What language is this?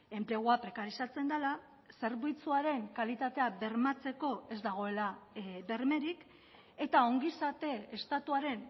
Basque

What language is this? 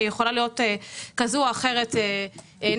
Hebrew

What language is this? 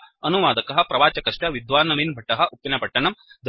Sanskrit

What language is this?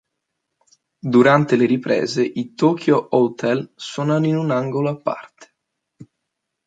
Italian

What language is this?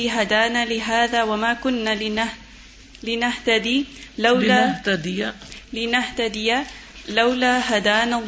Urdu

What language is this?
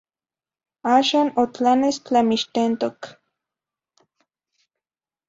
Zacatlán-Ahuacatlán-Tepetzintla Nahuatl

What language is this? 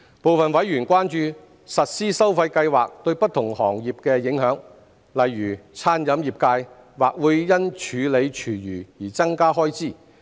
Cantonese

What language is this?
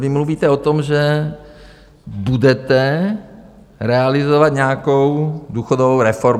Czech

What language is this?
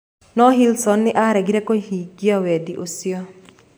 Kikuyu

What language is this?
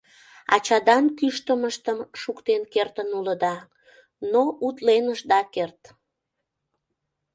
Mari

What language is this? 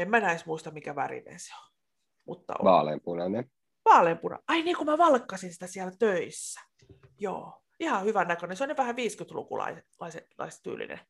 Finnish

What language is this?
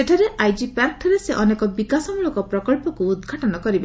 Odia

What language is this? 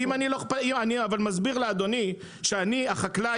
Hebrew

